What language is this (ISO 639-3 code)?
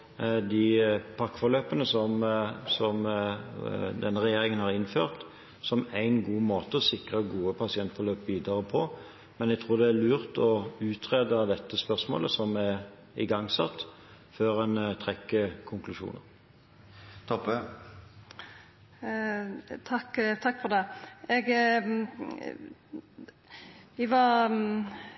nor